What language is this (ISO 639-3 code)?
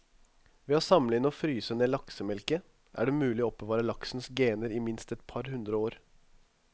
nor